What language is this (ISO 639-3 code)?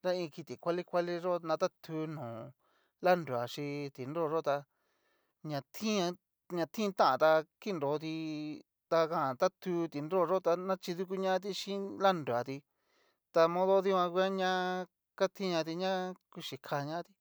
miu